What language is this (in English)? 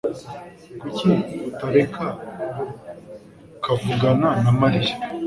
Kinyarwanda